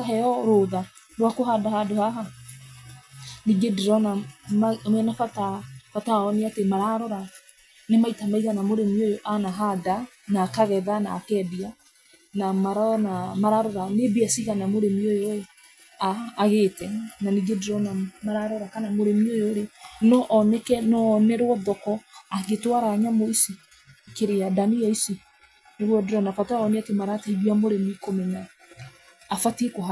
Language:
Kikuyu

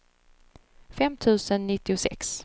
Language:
Swedish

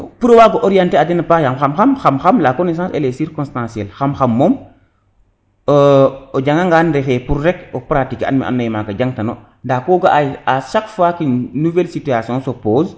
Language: Serer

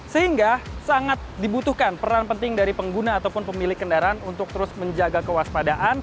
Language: Indonesian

